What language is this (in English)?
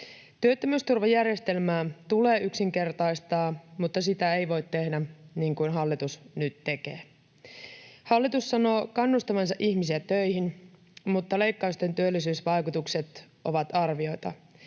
Finnish